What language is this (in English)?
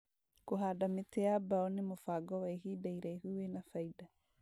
Kikuyu